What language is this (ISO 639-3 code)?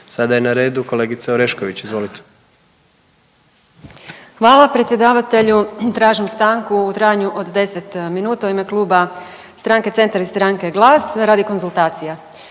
hrv